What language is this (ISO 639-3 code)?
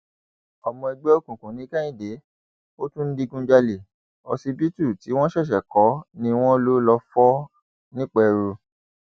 yor